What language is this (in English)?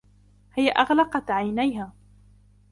Arabic